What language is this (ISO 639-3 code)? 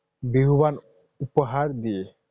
asm